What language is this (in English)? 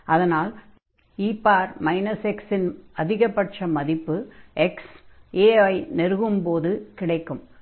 Tamil